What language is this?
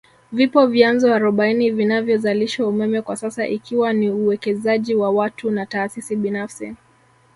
Swahili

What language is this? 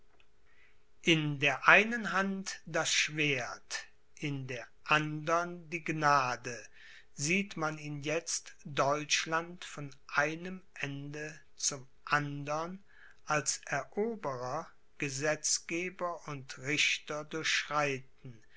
German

